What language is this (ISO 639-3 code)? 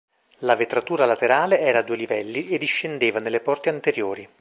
ita